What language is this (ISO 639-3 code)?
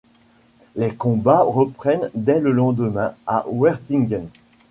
fra